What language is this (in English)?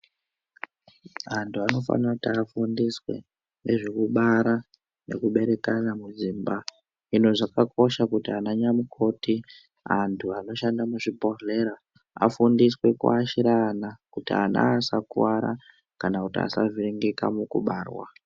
Ndau